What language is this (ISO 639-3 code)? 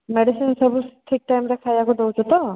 ori